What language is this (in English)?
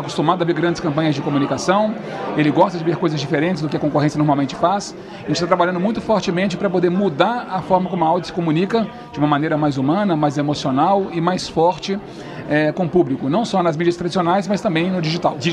Portuguese